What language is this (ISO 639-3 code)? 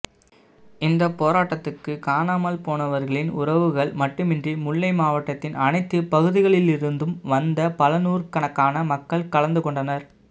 tam